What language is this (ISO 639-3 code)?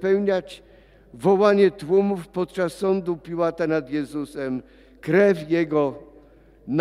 pol